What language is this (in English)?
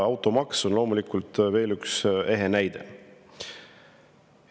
Estonian